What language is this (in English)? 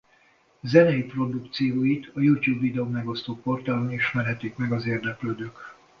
Hungarian